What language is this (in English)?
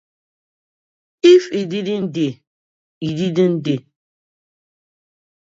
Nigerian Pidgin